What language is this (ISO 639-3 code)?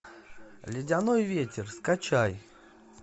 rus